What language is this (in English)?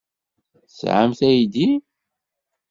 Kabyle